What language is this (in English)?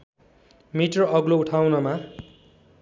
Nepali